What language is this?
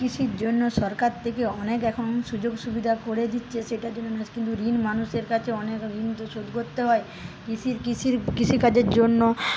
Bangla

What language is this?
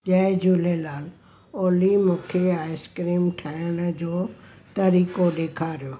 Sindhi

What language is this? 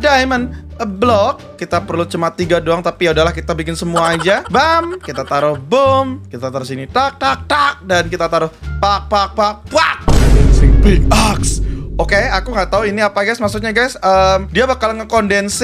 Indonesian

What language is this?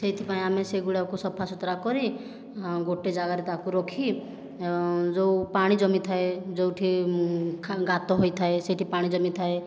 Odia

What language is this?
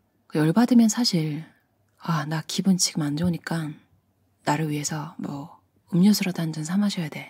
Korean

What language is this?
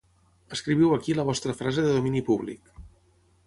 Catalan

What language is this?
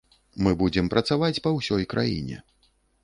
Belarusian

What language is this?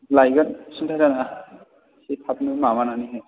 Bodo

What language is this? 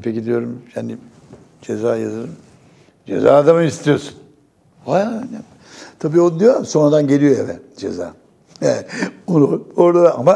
Turkish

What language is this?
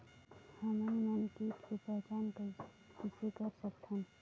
Chhattisgarhi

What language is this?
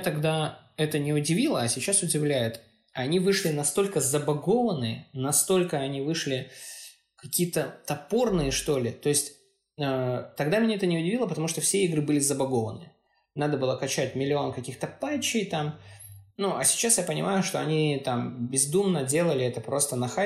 Russian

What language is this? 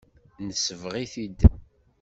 Kabyle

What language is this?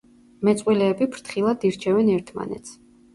Georgian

